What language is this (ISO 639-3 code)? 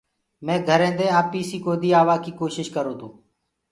ggg